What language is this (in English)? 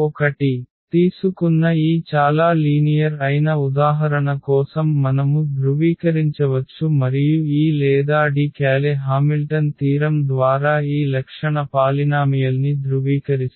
Telugu